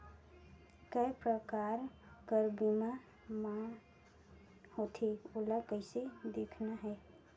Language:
Chhattisgarhi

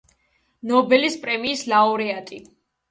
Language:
Georgian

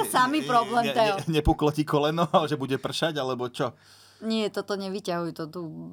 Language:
Slovak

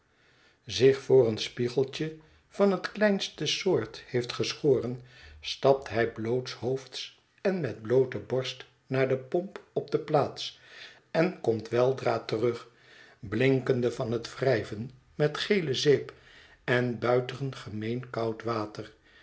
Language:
Dutch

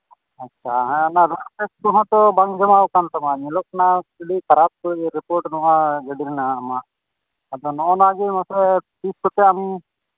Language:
Santali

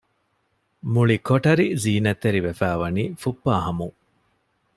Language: Divehi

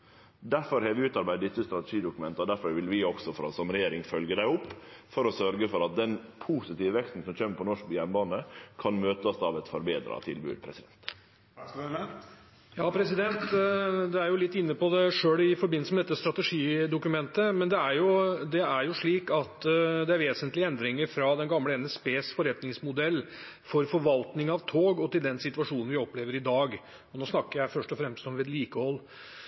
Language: Norwegian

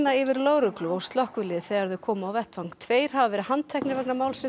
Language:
Icelandic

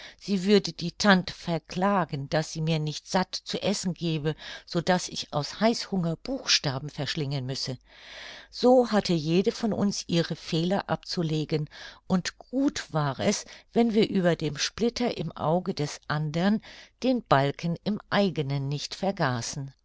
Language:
German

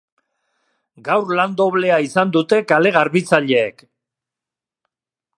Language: Basque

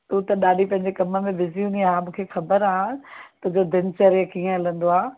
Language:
Sindhi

